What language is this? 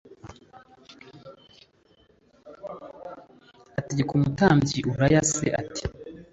Kinyarwanda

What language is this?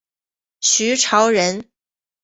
Chinese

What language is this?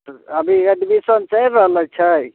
Maithili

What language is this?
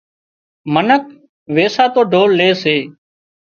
Wadiyara Koli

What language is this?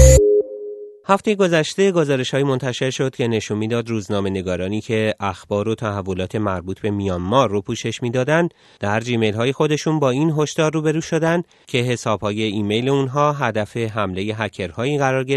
Persian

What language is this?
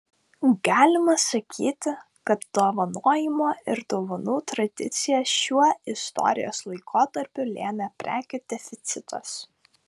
Lithuanian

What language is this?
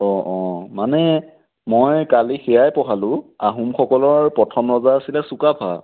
Assamese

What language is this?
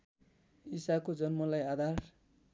Nepali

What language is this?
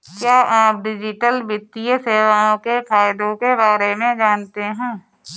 Hindi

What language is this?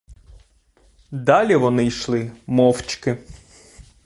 Ukrainian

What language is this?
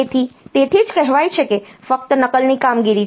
Gujarati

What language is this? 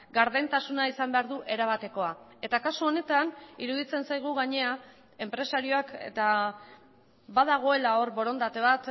Basque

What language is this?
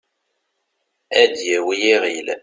Kabyle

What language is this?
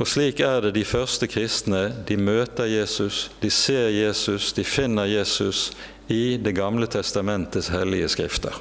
Norwegian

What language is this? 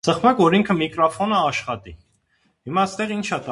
Armenian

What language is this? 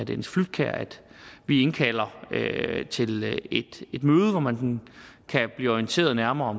Danish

